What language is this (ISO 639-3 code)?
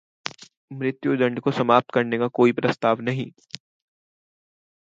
hin